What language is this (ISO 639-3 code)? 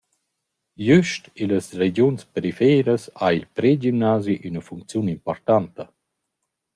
roh